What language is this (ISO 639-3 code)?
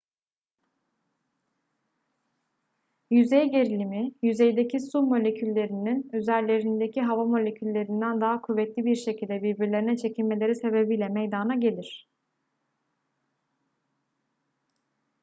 tur